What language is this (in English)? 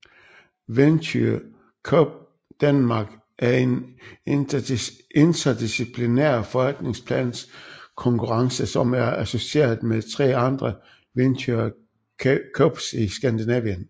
Danish